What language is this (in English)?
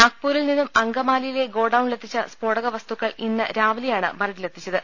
Malayalam